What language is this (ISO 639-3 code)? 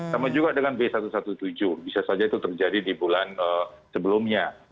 ind